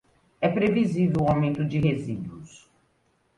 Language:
Portuguese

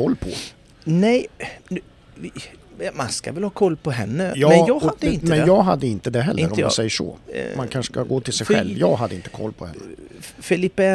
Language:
Swedish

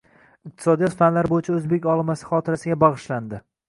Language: Uzbek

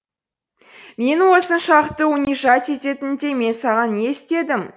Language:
Kazakh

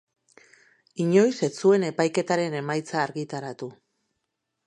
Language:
Basque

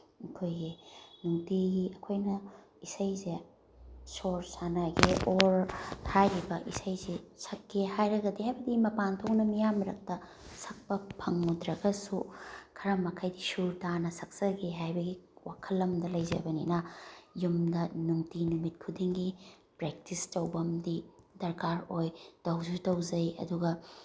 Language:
Manipuri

